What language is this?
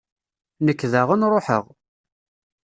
Kabyle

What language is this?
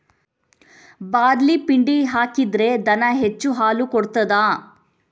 Kannada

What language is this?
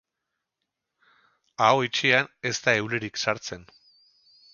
Basque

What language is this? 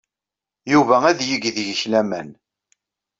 Kabyle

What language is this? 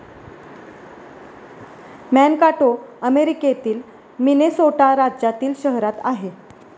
Marathi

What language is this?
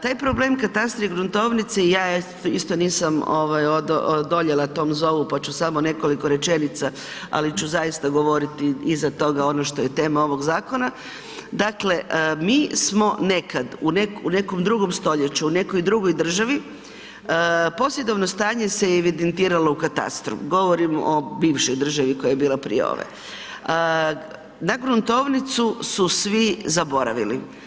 Croatian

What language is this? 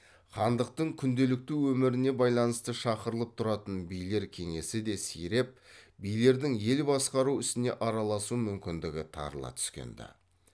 Kazakh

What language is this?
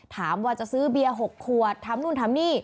Thai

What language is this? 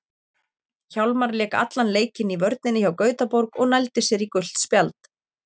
Icelandic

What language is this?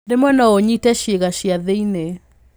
Kikuyu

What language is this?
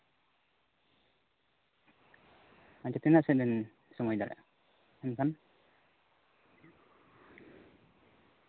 Santali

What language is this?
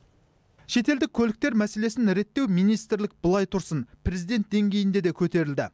Kazakh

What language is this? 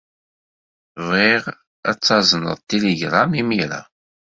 Kabyle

